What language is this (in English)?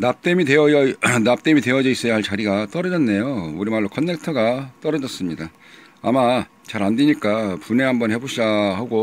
Korean